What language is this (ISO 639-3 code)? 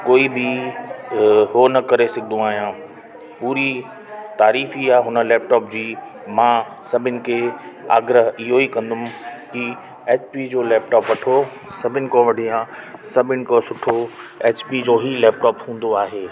snd